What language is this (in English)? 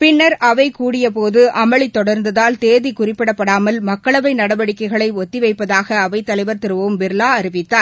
Tamil